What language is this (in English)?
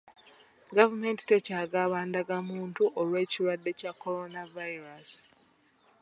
Ganda